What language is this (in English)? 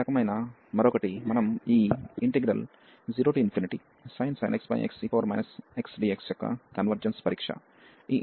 Telugu